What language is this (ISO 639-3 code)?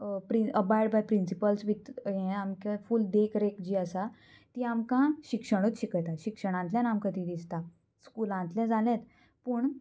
kok